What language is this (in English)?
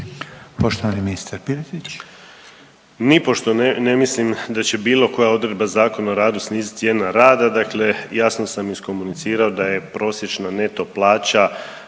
Croatian